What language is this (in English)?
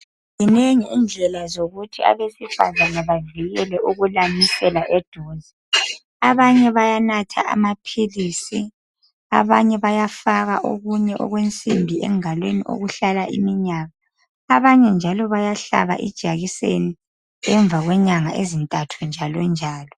North Ndebele